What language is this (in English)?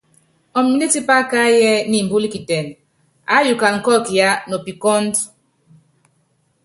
Yangben